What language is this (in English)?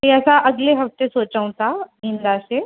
Sindhi